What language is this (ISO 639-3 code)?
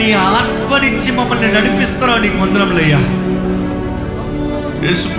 tel